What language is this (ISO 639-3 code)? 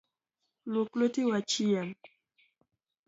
luo